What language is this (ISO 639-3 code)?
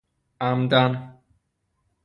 fas